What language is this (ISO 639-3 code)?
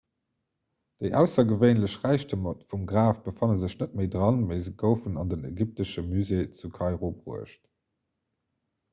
ltz